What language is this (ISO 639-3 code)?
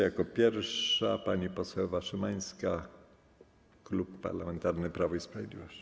pol